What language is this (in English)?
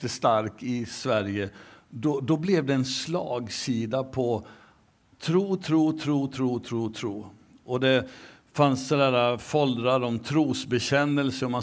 Swedish